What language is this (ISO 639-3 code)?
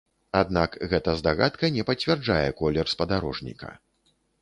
bel